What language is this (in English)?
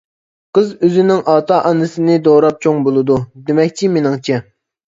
Uyghur